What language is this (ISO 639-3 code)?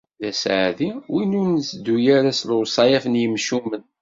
kab